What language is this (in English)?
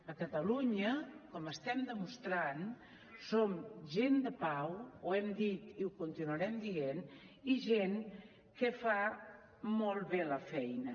Catalan